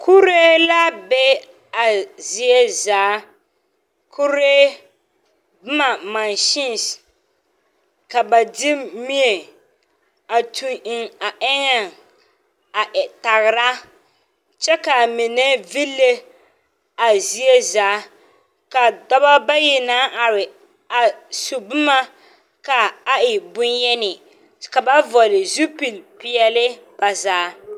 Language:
Southern Dagaare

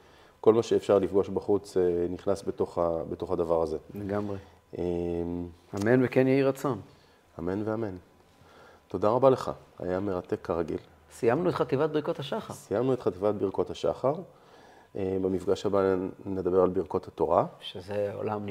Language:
Hebrew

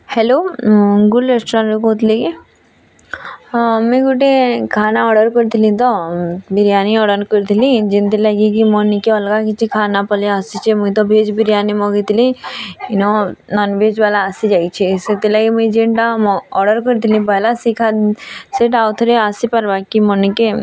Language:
Odia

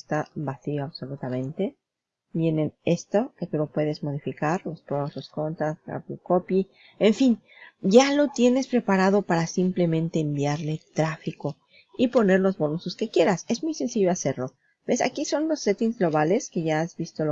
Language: Spanish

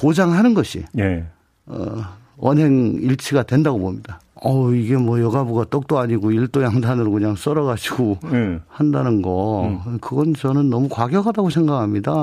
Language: Korean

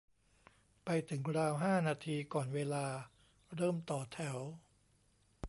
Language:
Thai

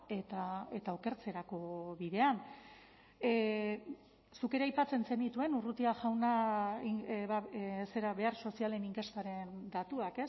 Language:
Basque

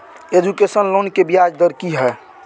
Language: Maithili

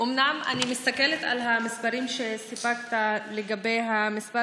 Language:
Hebrew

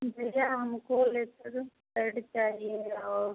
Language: Hindi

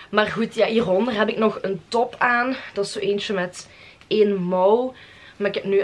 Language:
Dutch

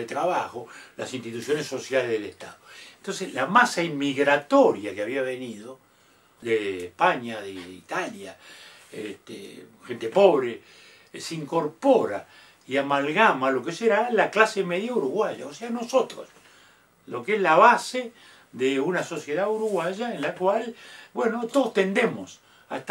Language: Spanish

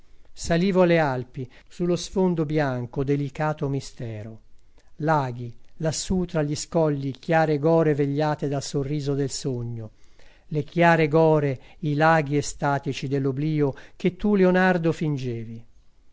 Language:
Italian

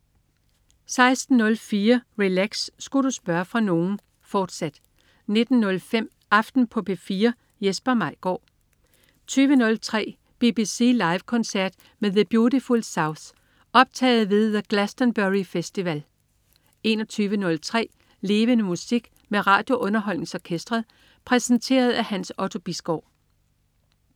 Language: Danish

